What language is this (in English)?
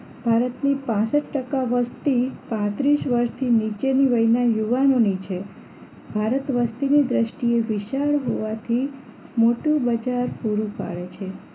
Gujarati